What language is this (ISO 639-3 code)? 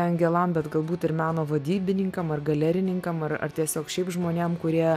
lit